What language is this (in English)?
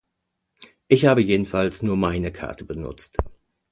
German